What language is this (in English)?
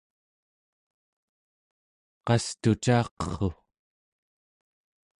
Central Yupik